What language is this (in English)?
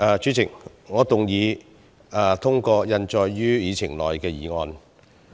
Cantonese